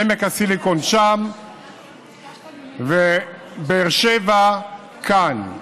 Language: Hebrew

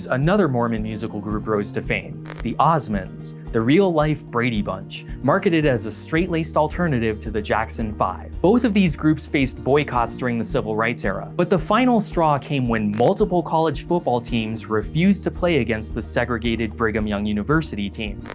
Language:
English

